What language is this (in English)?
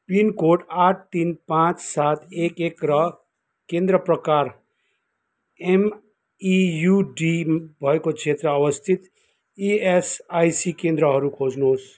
Nepali